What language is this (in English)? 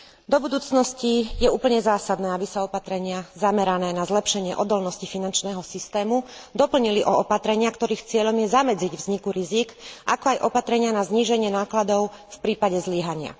Slovak